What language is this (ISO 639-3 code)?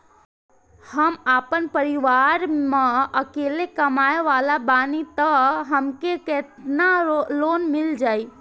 bho